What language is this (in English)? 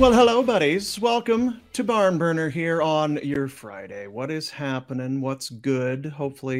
English